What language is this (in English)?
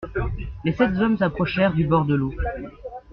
French